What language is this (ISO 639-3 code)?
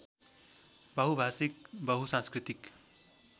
nep